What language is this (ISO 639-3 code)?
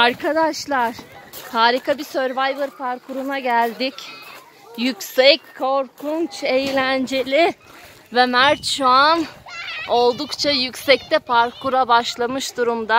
tur